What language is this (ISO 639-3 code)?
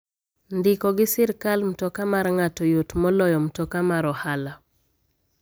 luo